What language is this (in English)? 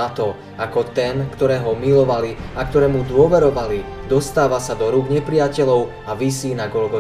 Slovak